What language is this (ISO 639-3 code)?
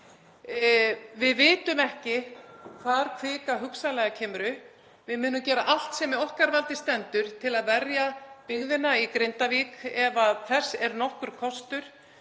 isl